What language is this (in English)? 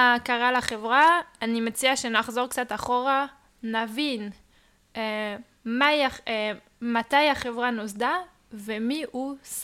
Hebrew